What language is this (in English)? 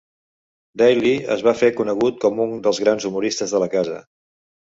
Catalan